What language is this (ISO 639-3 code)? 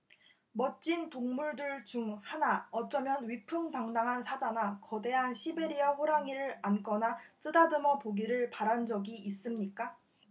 kor